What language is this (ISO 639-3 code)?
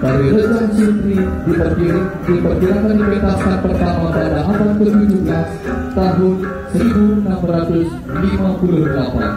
ind